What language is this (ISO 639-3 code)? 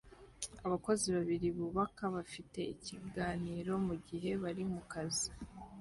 kin